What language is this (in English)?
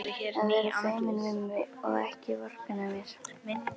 Icelandic